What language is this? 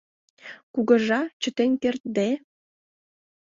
Mari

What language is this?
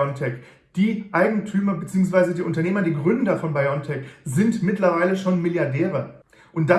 German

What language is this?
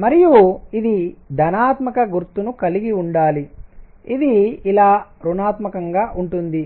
Telugu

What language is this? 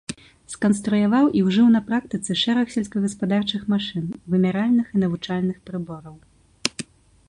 Belarusian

